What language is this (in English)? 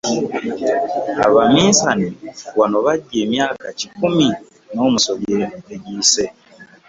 Ganda